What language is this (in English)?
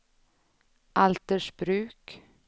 Swedish